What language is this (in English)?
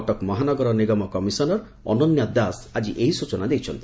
Odia